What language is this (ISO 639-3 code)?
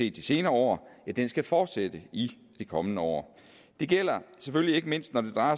dan